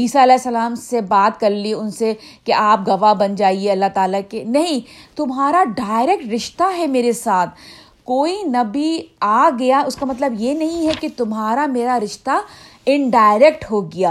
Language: Urdu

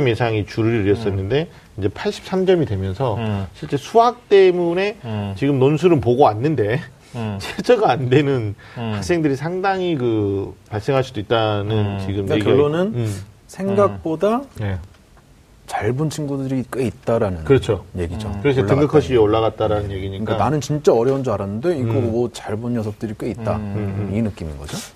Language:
Korean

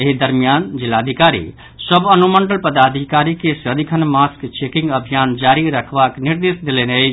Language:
Maithili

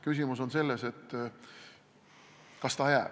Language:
Estonian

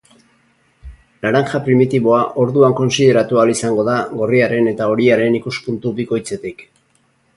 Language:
Basque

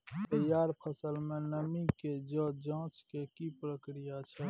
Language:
Maithili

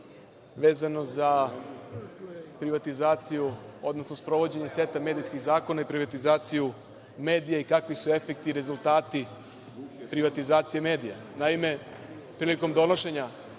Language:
Serbian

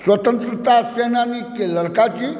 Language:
Maithili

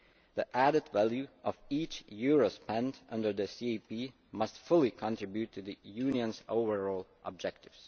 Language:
English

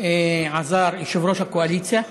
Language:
Hebrew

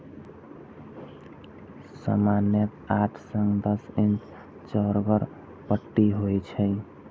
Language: Maithili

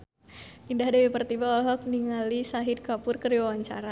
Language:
Sundanese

